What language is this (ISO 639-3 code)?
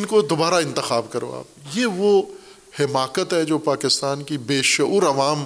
urd